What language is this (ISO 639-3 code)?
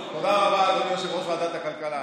heb